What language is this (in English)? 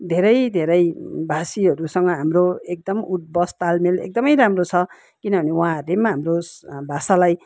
Nepali